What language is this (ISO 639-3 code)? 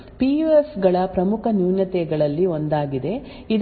kan